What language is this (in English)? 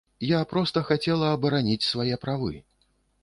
Belarusian